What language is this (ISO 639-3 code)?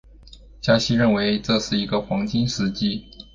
zho